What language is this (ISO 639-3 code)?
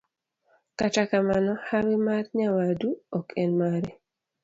luo